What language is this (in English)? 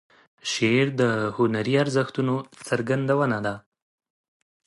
Pashto